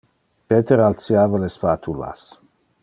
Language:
Interlingua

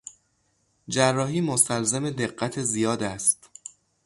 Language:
Persian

